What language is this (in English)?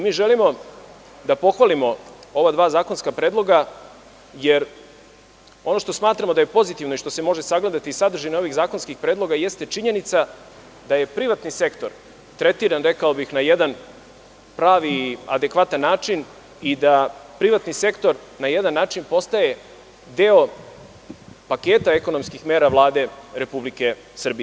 Serbian